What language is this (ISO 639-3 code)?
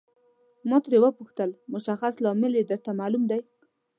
pus